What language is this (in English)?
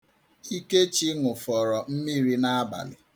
Igbo